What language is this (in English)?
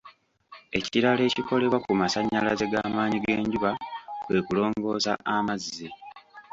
Ganda